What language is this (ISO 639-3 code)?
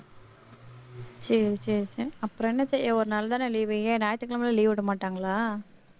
tam